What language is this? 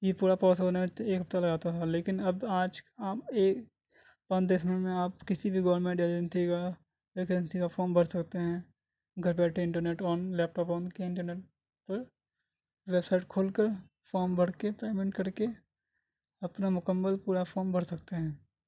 Urdu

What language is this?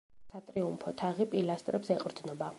Georgian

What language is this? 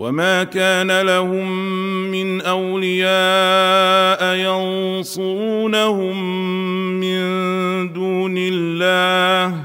Arabic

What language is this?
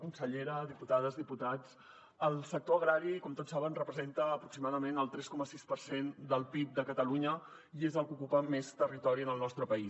Catalan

